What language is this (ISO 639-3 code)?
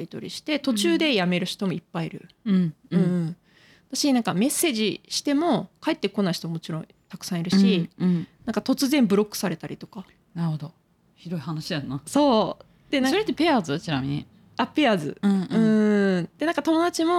jpn